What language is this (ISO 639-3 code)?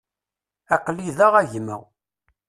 kab